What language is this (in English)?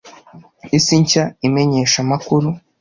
Kinyarwanda